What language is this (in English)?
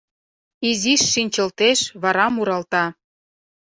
Mari